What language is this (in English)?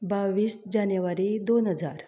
Konkani